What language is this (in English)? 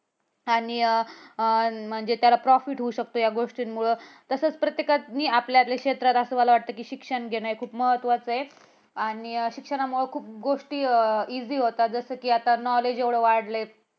Marathi